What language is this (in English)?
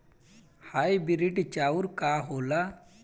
Bhojpuri